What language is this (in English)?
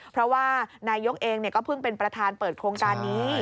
Thai